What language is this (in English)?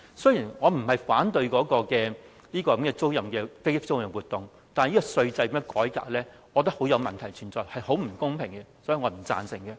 Cantonese